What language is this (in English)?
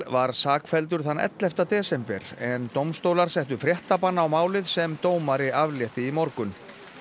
Icelandic